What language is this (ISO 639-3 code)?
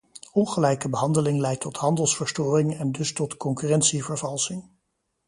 nld